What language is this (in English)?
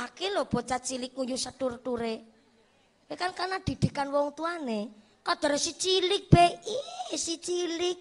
Indonesian